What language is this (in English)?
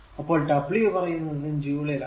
Malayalam